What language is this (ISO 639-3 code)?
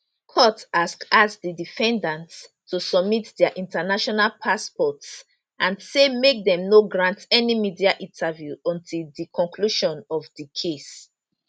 pcm